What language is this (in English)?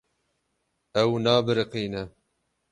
Kurdish